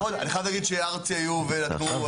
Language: Hebrew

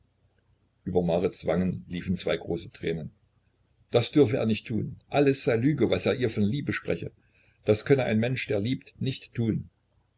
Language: German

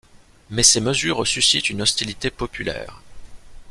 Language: French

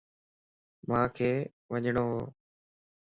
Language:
Lasi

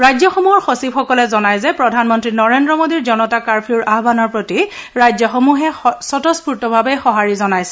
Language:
Assamese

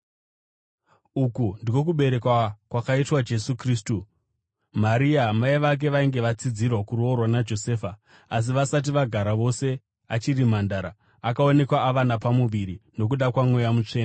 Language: Shona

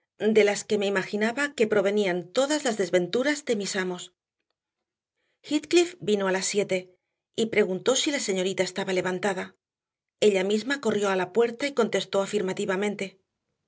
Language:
Spanish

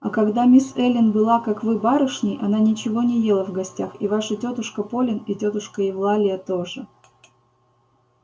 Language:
Russian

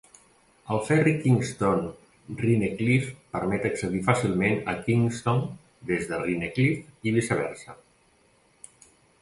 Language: Catalan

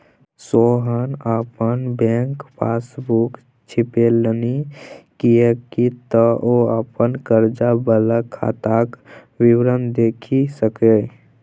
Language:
Maithili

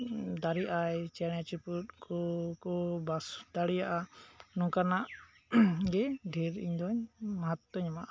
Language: Santali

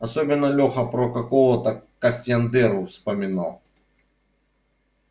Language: Russian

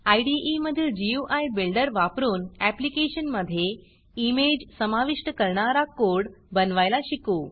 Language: Marathi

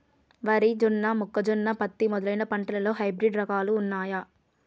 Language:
Telugu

